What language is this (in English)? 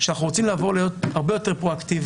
Hebrew